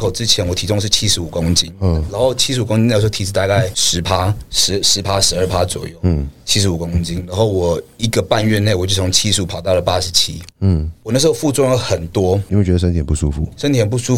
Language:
Chinese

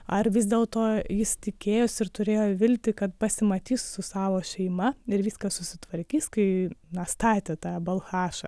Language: Lithuanian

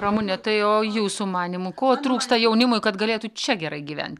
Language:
Lithuanian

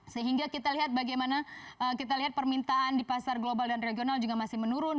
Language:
Indonesian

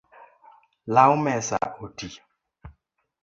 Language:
Luo (Kenya and Tanzania)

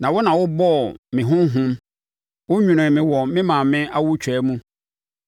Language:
Akan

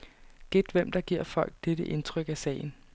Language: Danish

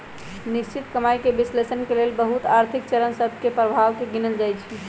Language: Magahi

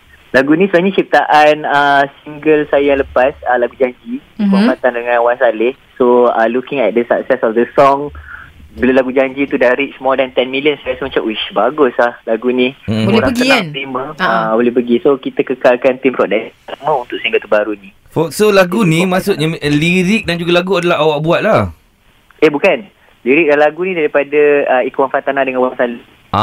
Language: Malay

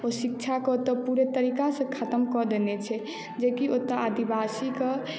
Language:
Maithili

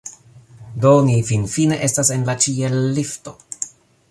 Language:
Esperanto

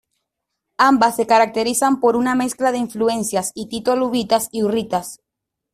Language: Spanish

